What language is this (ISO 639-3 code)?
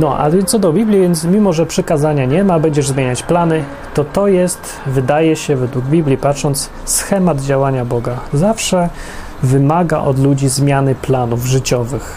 pol